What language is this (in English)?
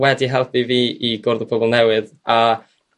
Welsh